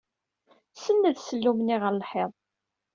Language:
Kabyle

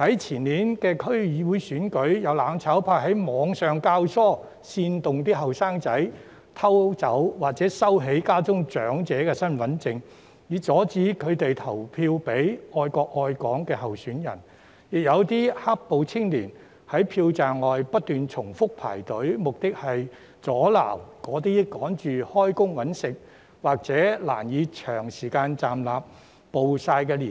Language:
Cantonese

